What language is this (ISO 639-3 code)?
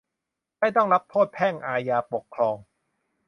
tha